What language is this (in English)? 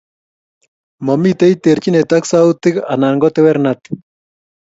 Kalenjin